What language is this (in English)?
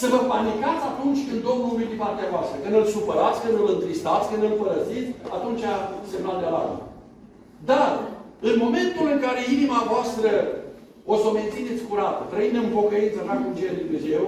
Romanian